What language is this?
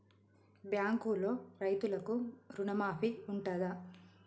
Telugu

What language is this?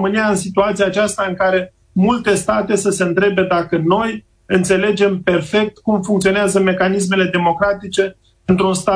Romanian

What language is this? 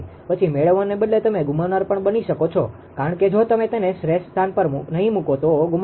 Gujarati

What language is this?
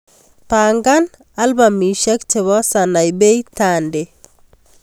Kalenjin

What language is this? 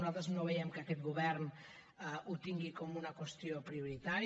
Catalan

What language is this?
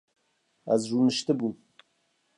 Kurdish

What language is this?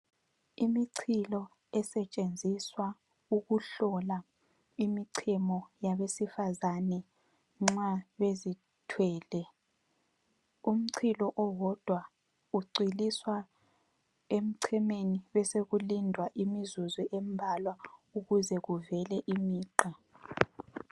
North Ndebele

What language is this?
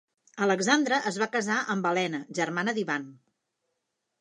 Catalan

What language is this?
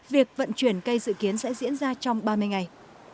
Vietnamese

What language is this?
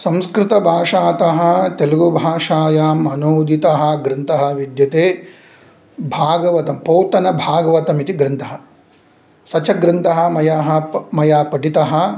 Sanskrit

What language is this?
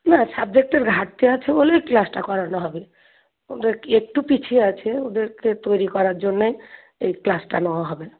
Bangla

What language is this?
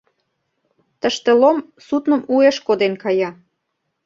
Mari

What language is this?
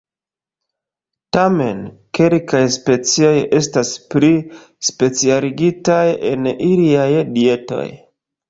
Esperanto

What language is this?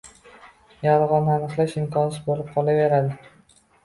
Uzbek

